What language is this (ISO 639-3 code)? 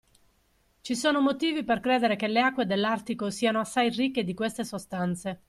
ita